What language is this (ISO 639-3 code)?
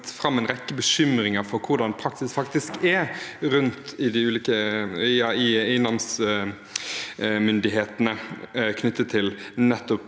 nor